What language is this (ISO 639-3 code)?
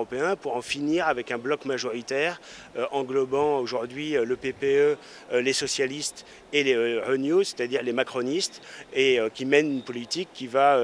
fra